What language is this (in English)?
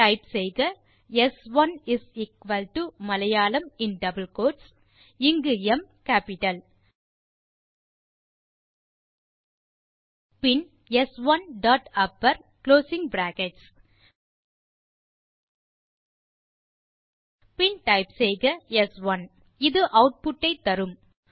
Tamil